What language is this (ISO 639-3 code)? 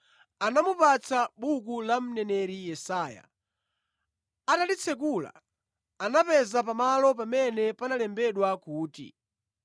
nya